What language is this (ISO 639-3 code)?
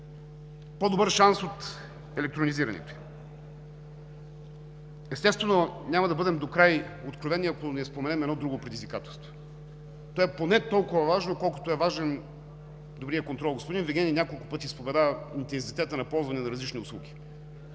bul